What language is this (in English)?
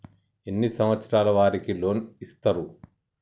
Telugu